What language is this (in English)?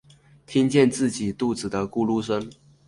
Chinese